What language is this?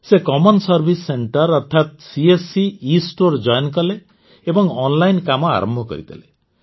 Odia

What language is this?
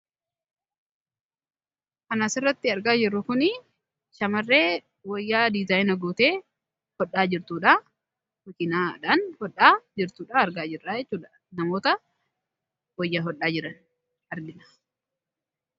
Oromo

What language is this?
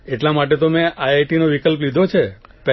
Gujarati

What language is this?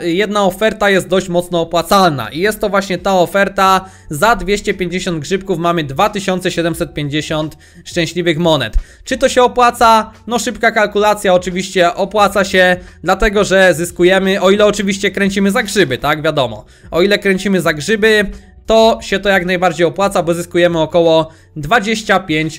Polish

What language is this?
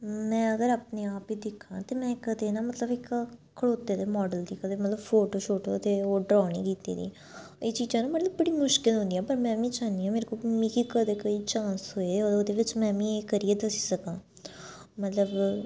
Dogri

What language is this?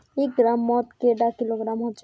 Magahi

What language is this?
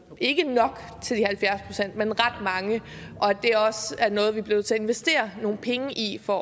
Danish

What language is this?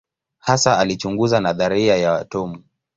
Swahili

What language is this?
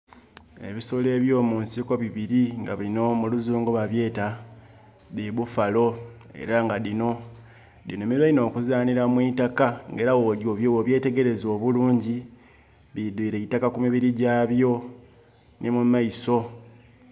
Soga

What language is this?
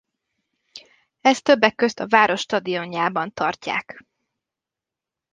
Hungarian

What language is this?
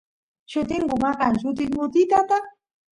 Santiago del Estero Quichua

